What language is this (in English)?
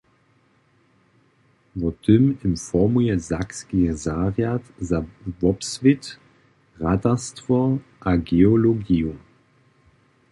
Upper Sorbian